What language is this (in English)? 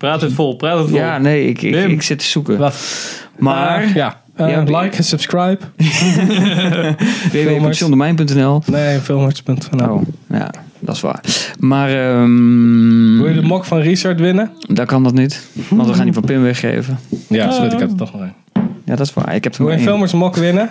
Dutch